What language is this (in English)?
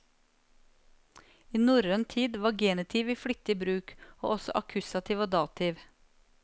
Norwegian